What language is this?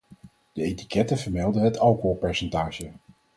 Dutch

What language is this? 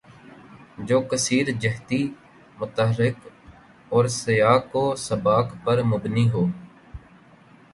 Urdu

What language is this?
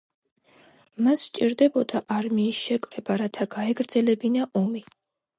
Georgian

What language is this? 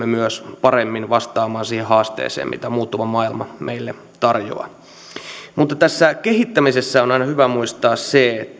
Finnish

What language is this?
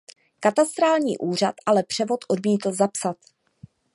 Czech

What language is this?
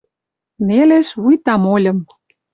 Western Mari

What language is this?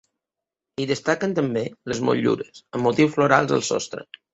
Catalan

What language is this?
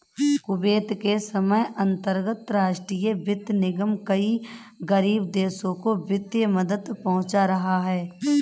Hindi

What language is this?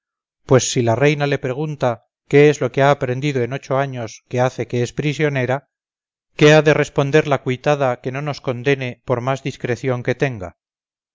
Spanish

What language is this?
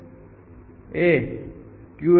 Gujarati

